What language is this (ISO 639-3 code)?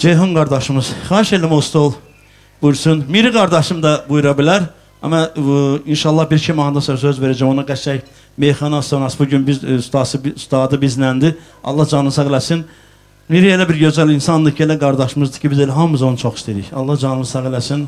tur